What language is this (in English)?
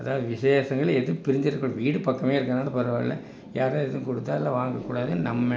Tamil